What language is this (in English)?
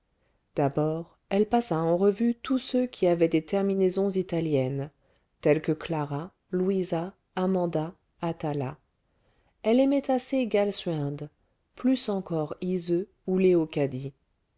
French